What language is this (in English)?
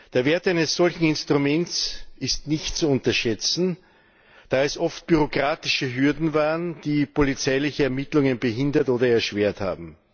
German